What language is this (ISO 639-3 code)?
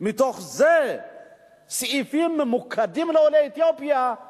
heb